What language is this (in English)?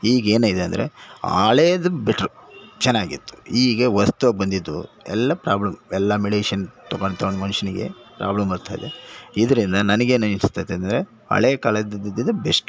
Kannada